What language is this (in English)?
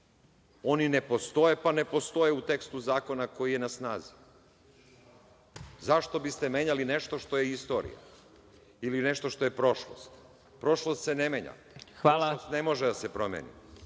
Serbian